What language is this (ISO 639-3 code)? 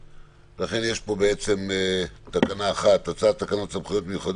heb